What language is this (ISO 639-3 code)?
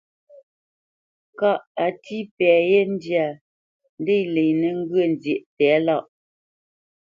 bce